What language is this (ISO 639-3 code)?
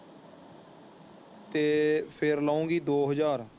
pan